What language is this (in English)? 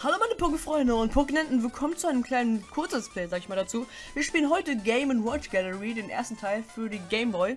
German